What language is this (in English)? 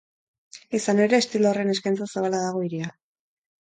Basque